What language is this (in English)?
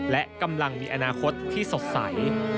Thai